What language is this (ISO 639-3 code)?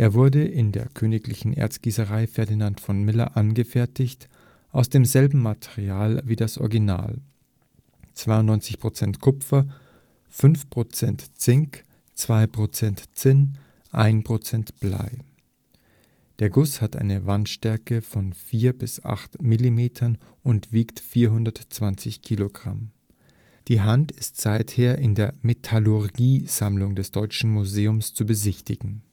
deu